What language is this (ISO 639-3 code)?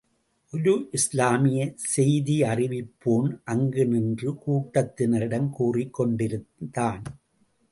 tam